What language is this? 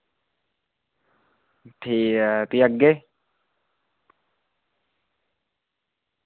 Dogri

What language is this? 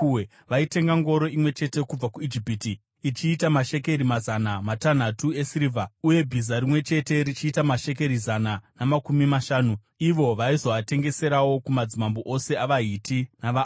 Shona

